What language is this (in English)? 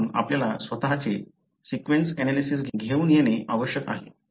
Marathi